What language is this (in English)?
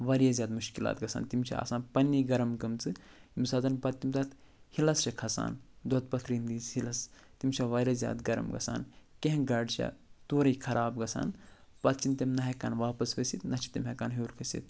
Kashmiri